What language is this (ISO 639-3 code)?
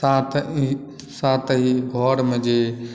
mai